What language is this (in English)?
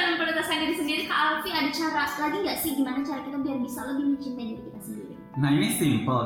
Indonesian